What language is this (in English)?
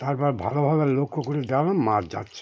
Bangla